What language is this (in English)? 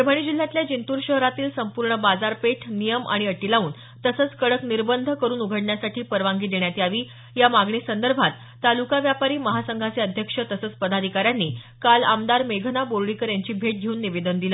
Marathi